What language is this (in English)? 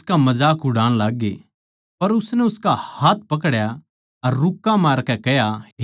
Haryanvi